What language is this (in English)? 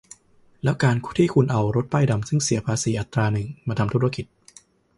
Thai